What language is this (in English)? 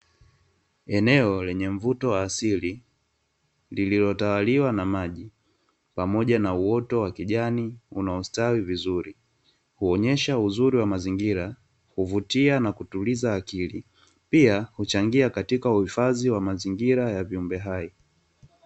Swahili